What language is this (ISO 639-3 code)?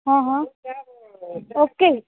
guj